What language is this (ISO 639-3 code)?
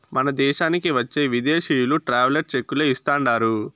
tel